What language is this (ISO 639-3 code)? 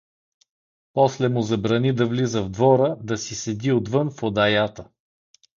bul